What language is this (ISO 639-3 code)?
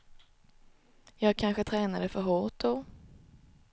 swe